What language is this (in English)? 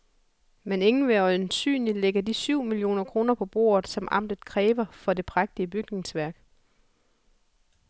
Danish